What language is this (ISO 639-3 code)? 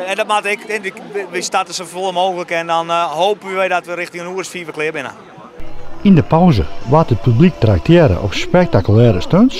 nld